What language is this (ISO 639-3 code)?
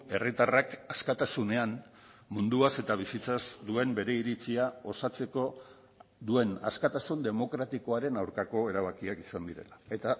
eus